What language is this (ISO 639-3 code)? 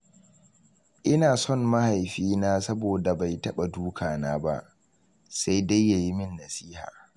hau